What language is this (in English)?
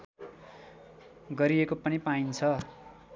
Nepali